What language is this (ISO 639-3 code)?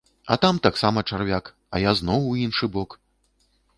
bel